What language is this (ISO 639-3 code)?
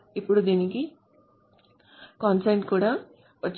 tel